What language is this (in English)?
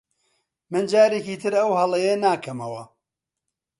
Central Kurdish